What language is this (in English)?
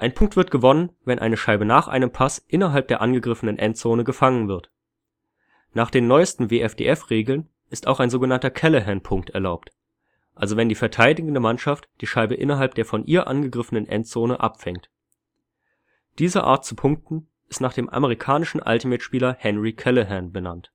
German